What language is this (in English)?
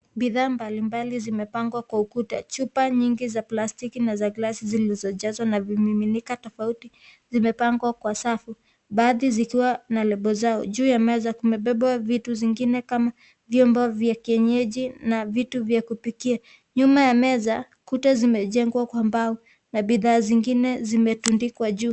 Swahili